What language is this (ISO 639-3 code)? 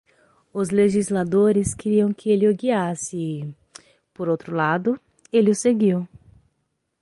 por